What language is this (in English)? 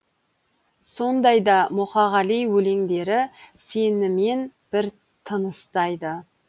Kazakh